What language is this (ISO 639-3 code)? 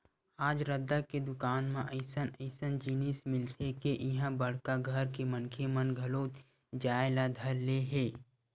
hne